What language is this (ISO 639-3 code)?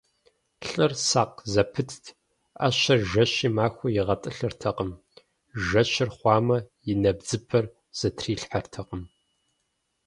kbd